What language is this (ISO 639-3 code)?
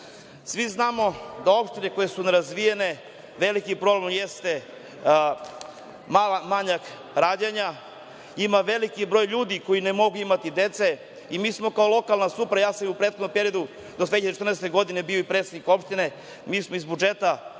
srp